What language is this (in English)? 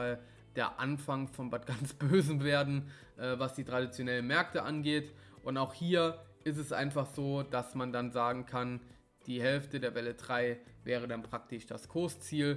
German